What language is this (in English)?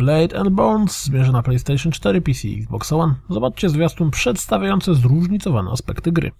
Polish